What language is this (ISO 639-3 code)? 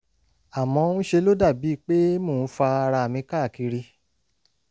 yor